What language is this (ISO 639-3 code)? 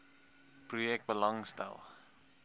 afr